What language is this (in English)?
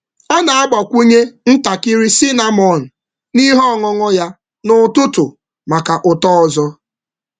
Igbo